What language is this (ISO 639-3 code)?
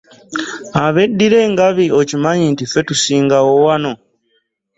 lug